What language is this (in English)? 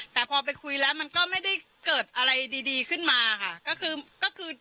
Thai